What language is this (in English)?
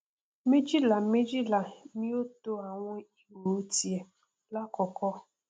Yoruba